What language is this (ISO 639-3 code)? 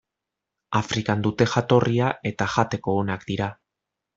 eus